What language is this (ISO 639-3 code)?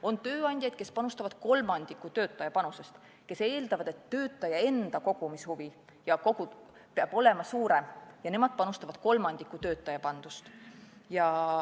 est